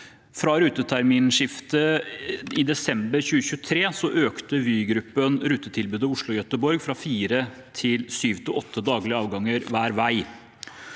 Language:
Norwegian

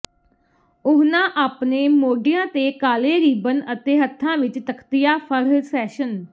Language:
Punjabi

